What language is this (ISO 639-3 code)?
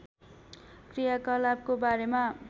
nep